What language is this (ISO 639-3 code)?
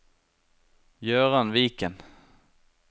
nor